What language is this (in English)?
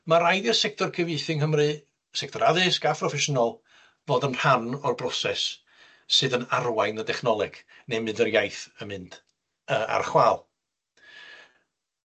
Welsh